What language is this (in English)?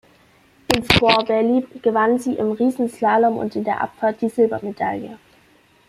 German